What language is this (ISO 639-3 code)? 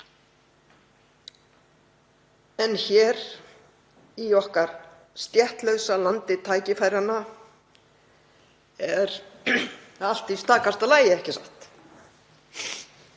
isl